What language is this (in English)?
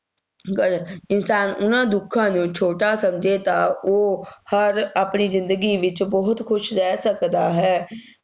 Punjabi